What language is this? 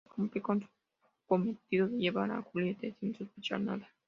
Spanish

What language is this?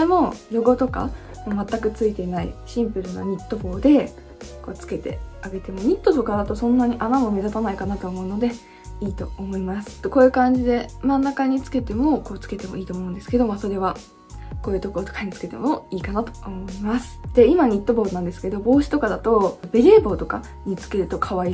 Japanese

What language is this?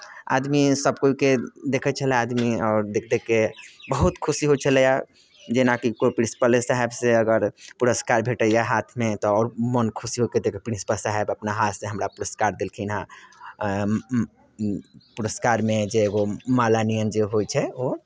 Maithili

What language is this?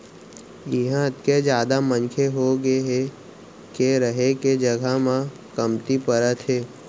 Chhattisgarhi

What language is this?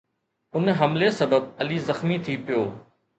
Sindhi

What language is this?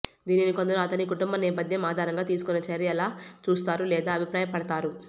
Telugu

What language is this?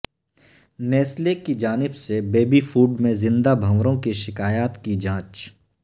Urdu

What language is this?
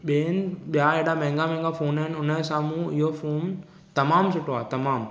Sindhi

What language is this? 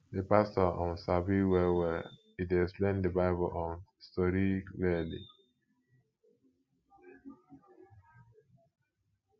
Nigerian Pidgin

